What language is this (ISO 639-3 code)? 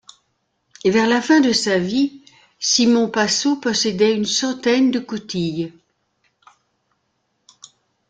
fra